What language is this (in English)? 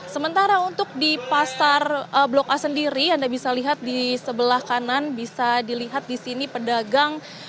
Indonesian